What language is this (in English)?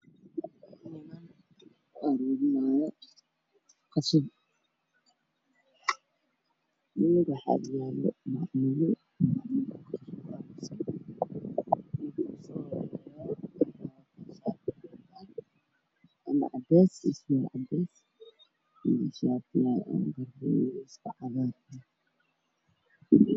Somali